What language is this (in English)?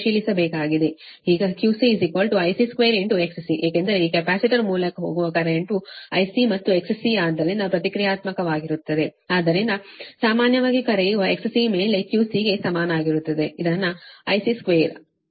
Kannada